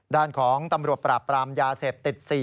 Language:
Thai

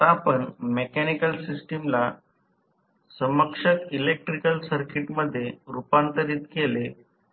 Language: Marathi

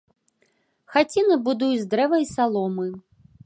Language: Belarusian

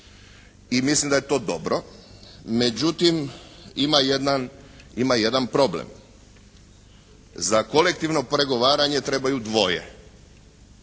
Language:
Croatian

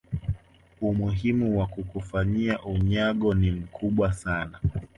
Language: Swahili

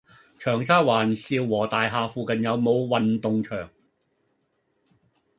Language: Cantonese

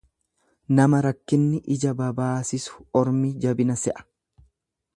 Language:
Oromo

